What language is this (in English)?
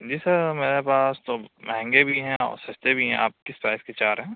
Urdu